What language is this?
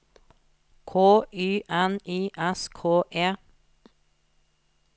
Norwegian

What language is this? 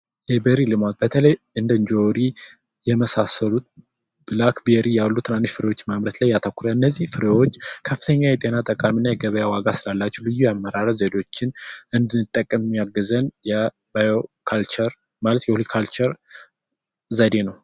Amharic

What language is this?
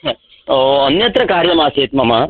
Sanskrit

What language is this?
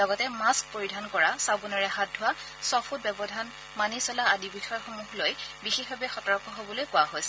Assamese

